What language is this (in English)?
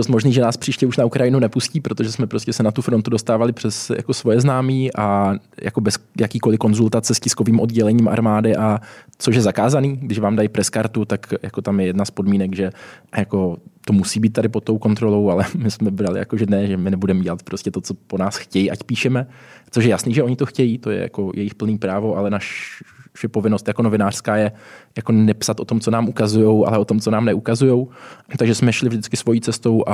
Czech